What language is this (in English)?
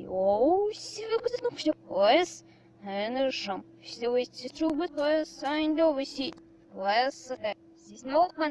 Russian